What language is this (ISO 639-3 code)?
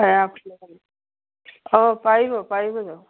asm